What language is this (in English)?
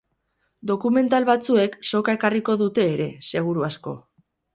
Basque